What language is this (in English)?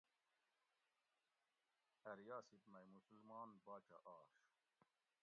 Gawri